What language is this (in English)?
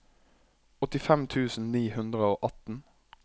Norwegian